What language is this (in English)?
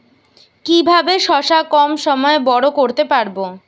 Bangla